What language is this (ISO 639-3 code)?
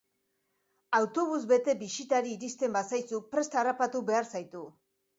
eus